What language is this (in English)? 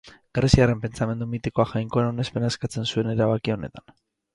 Basque